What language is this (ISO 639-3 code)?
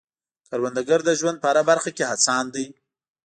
pus